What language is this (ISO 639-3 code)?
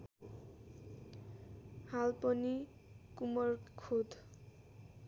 nep